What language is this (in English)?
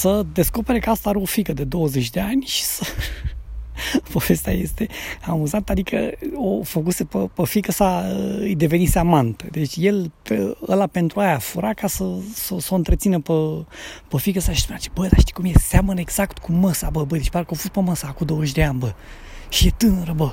Romanian